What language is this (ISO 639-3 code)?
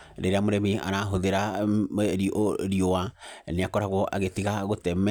kik